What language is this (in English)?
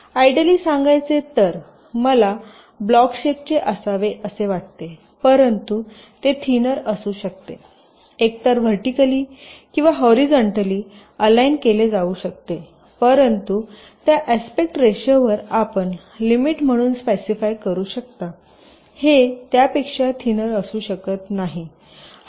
Marathi